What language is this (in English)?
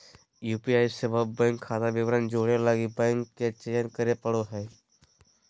Magahi